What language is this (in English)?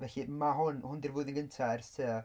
Welsh